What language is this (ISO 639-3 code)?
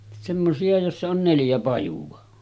fin